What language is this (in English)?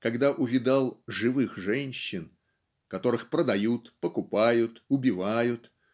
Russian